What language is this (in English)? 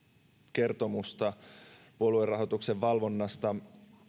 Finnish